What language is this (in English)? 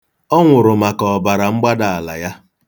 Igbo